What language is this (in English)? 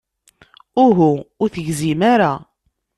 Kabyle